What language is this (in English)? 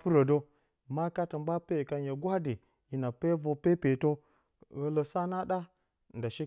Bacama